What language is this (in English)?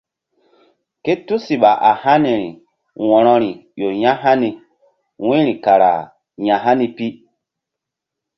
Mbum